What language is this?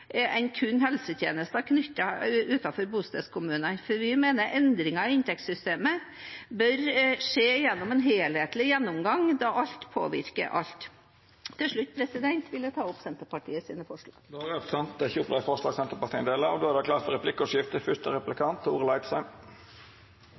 Norwegian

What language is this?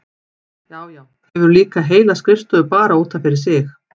Icelandic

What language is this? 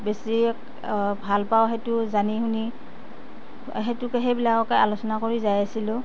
Assamese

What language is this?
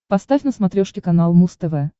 Russian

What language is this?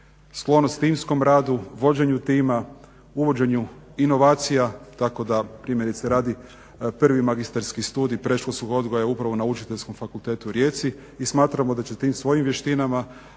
Croatian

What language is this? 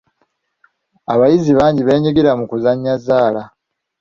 Ganda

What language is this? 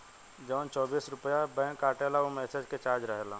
Bhojpuri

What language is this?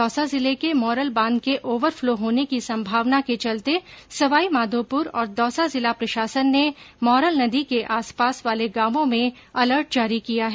Hindi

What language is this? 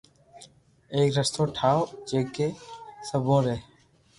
Loarki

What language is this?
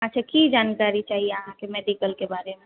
Maithili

